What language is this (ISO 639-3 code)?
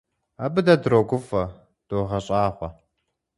kbd